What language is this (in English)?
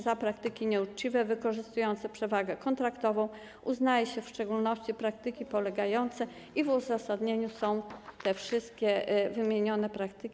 Polish